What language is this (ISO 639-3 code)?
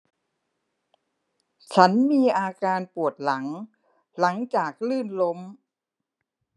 tha